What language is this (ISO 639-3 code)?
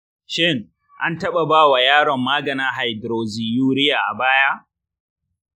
hau